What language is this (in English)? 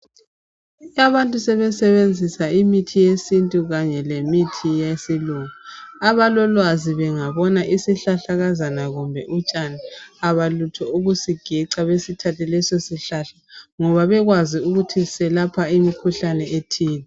North Ndebele